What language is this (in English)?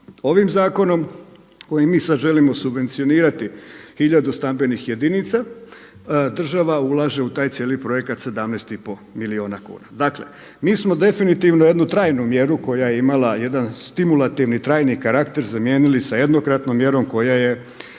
Croatian